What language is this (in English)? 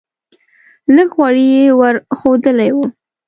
Pashto